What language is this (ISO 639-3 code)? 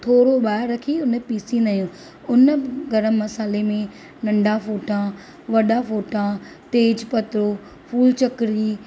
snd